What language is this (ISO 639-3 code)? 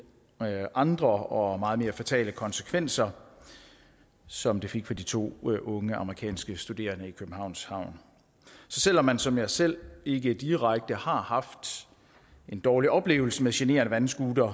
dan